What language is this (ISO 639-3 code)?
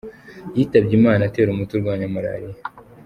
kin